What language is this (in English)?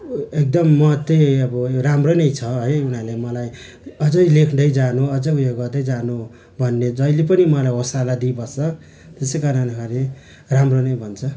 Nepali